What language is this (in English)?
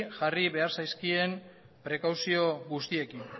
Basque